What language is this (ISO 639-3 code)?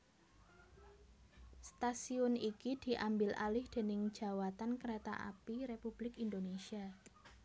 jav